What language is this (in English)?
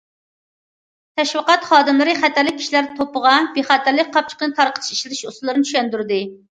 Uyghur